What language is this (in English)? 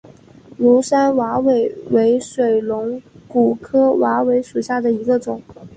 Chinese